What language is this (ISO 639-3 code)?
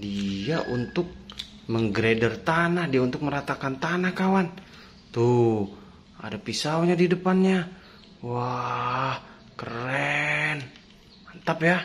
ind